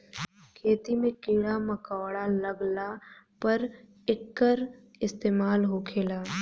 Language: Bhojpuri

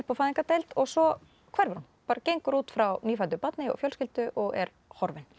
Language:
Icelandic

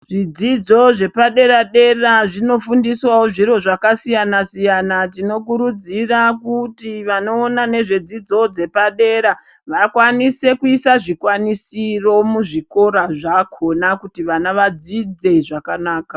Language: Ndau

